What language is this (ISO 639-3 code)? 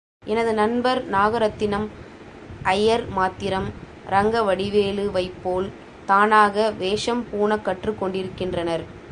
tam